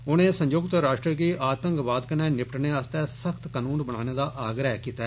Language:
Dogri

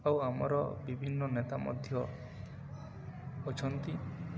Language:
Odia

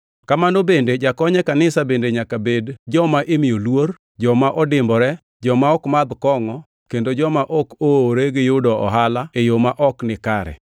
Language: Luo (Kenya and Tanzania)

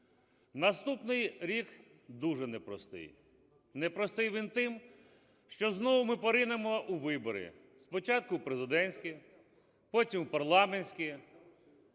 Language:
Ukrainian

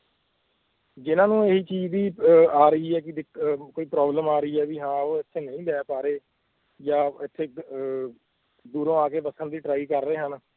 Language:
Punjabi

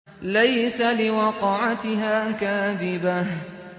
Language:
Arabic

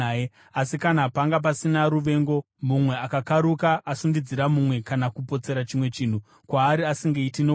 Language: Shona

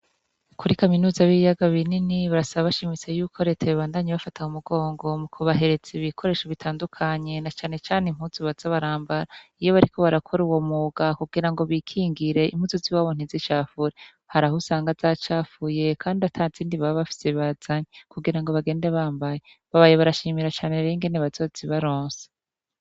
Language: Rundi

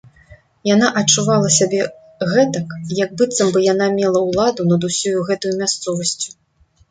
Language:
Belarusian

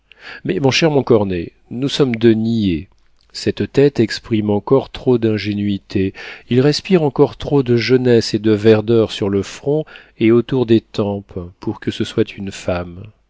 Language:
French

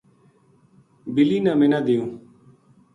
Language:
Gujari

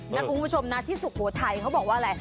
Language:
Thai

